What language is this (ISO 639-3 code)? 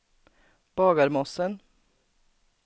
swe